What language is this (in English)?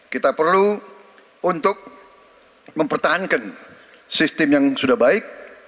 Indonesian